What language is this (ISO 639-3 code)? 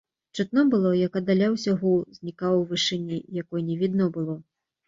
bel